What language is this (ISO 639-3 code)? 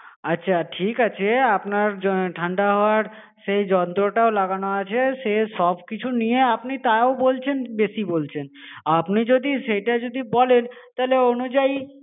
ben